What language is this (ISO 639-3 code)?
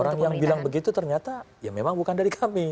ind